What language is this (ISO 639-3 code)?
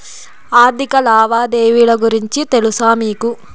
tel